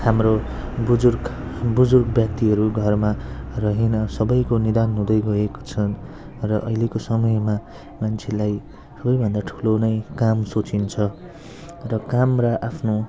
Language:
Nepali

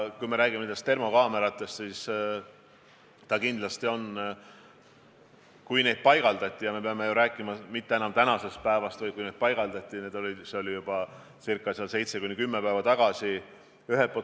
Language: Estonian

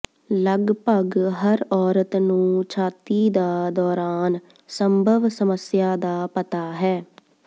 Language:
Punjabi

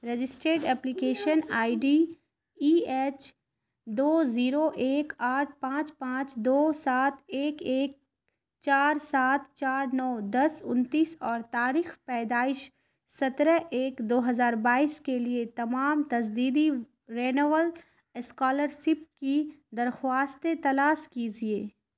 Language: Urdu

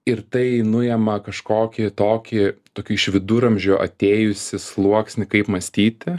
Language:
Lithuanian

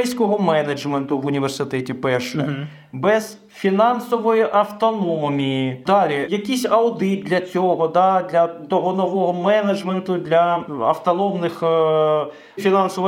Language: Ukrainian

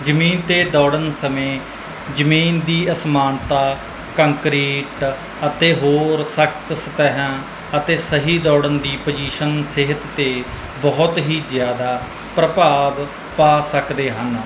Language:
Punjabi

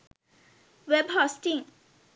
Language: Sinhala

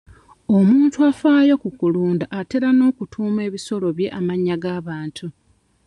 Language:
Ganda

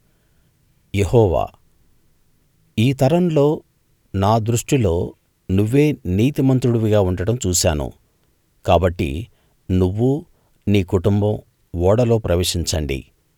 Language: Telugu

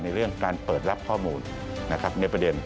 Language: Thai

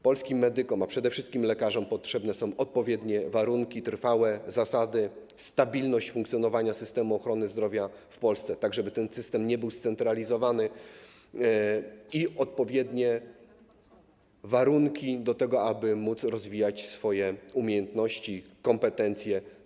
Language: Polish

